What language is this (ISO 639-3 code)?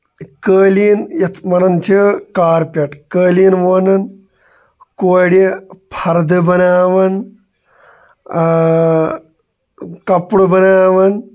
kas